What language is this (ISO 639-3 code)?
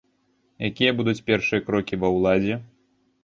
bel